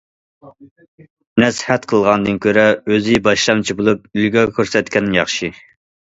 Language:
Uyghur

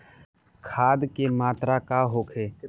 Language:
Bhojpuri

